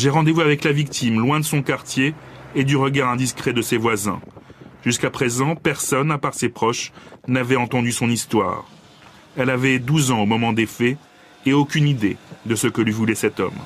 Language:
French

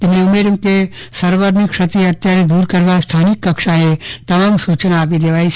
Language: Gujarati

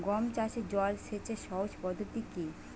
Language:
Bangla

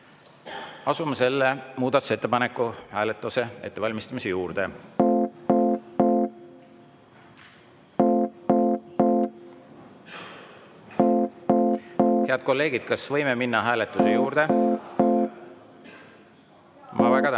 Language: Estonian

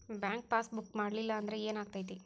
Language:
Kannada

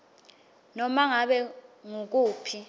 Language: Swati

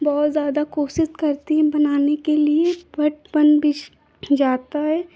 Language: Hindi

